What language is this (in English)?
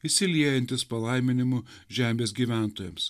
Lithuanian